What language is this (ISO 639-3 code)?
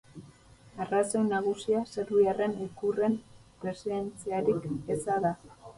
eus